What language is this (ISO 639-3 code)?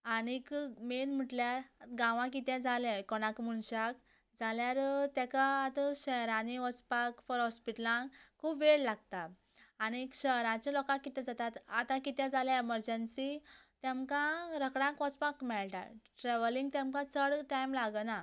kok